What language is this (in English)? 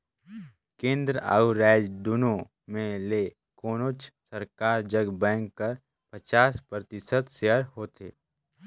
Chhattisgarhi